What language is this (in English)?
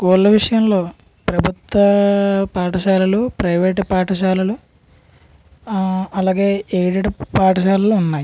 Telugu